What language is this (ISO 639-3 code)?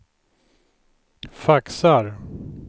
swe